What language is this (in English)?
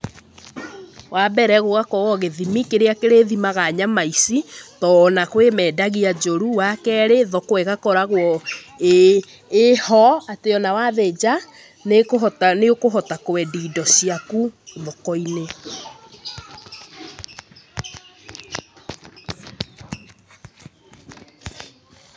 Kikuyu